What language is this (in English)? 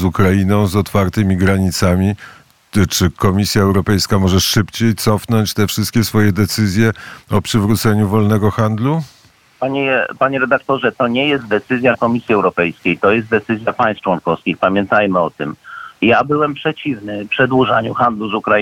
Polish